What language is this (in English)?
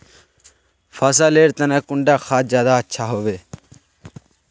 Magahi